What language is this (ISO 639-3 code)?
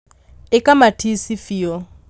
kik